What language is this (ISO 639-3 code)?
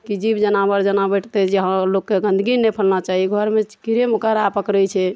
mai